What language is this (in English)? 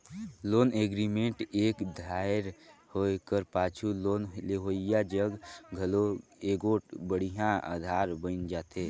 Chhattisgarhi